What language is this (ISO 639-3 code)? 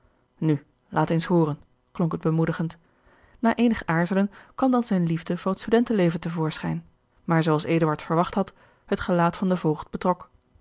nld